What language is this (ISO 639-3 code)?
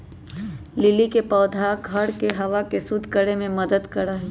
mag